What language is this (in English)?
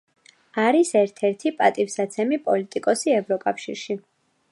Georgian